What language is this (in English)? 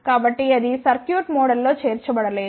Telugu